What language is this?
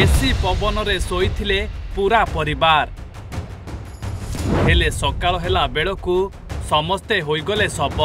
Thai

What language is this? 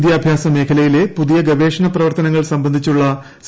Malayalam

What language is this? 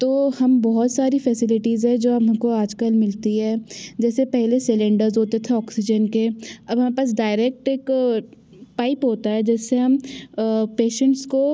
Hindi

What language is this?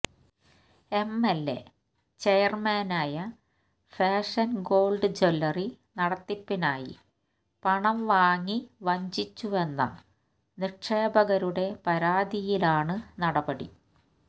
Malayalam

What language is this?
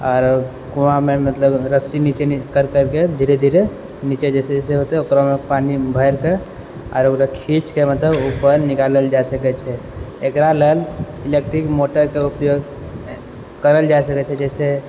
Maithili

